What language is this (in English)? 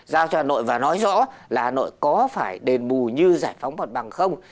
Vietnamese